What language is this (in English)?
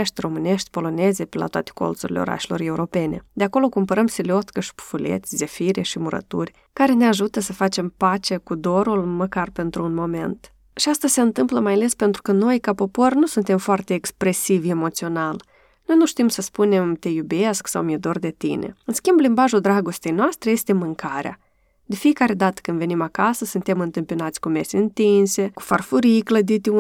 Romanian